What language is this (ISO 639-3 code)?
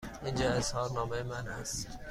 fas